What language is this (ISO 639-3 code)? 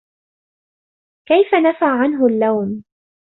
ara